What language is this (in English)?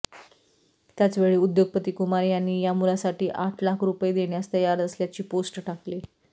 Marathi